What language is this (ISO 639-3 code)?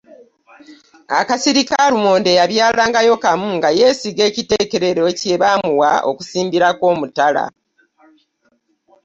lug